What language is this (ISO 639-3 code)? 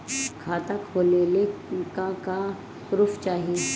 bho